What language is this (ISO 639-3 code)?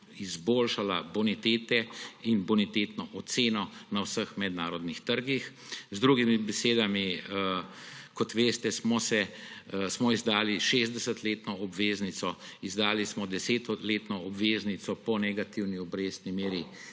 slv